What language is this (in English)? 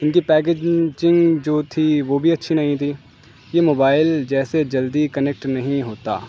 Urdu